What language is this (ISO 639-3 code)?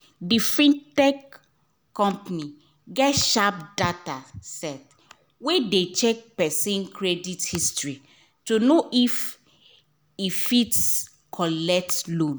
pcm